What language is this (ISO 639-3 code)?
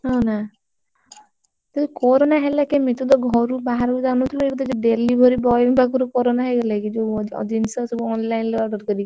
ori